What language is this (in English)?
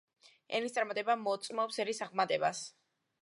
Georgian